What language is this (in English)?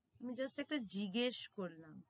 Bangla